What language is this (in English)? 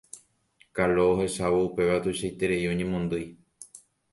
Guarani